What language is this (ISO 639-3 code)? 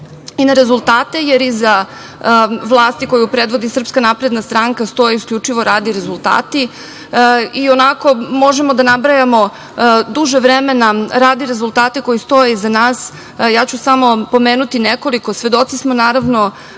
srp